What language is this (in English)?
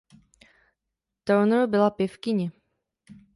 Czech